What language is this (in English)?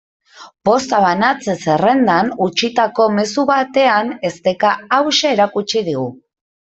Basque